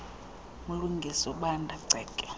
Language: Xhosa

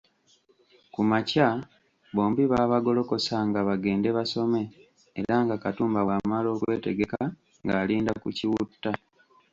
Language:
Ganda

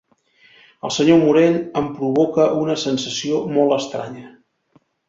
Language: Catalan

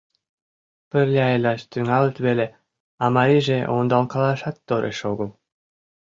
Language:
Mari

